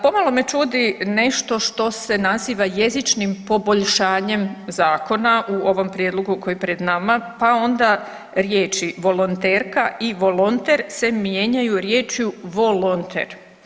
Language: Croatian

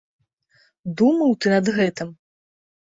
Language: Belarusian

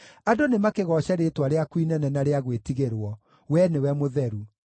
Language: Kikuyu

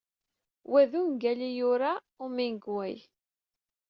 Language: Kabyle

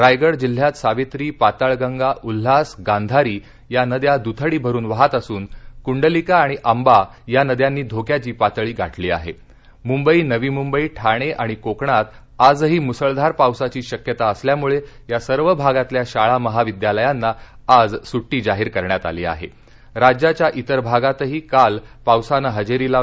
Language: Marathi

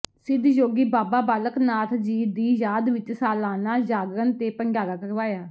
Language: Punjabi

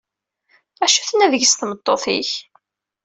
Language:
Kabyle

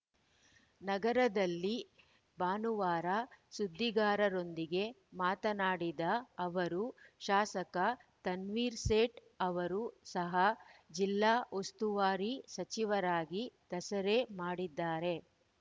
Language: Kannada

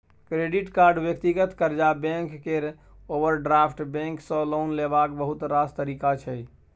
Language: Maithili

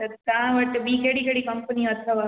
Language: Sindhi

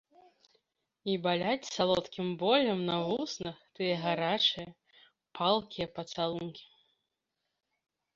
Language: Belarusian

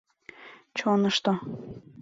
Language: Mari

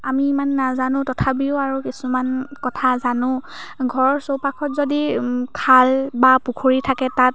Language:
Assamese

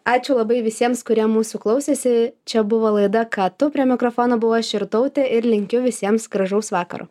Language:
Lithuanian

